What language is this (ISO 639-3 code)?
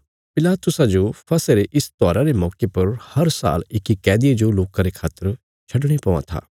kfs